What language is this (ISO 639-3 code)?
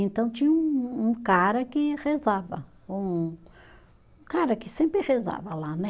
por